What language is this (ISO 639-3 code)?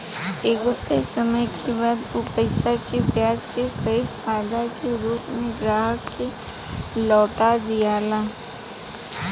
bho